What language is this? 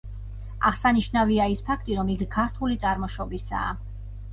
Georgian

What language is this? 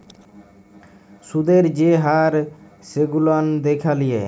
Bangla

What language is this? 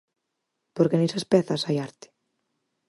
Galician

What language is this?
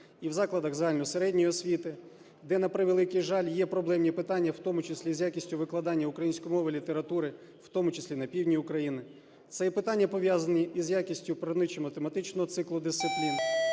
Ukrainian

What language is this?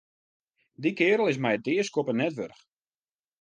Western Frisian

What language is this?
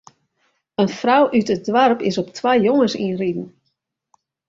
Western Frisian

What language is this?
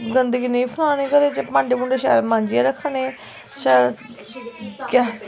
Dogri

